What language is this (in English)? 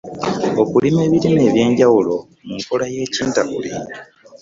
Ganda